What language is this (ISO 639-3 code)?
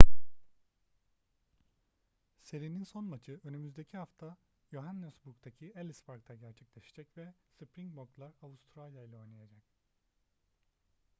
tur